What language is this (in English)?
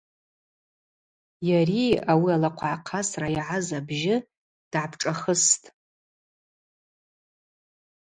Abaza